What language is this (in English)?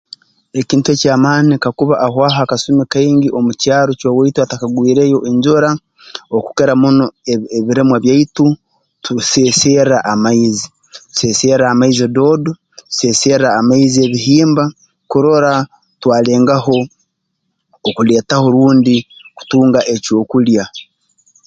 Tooro